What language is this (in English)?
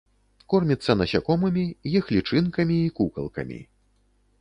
Belarusian